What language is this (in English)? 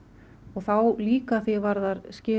Icelandic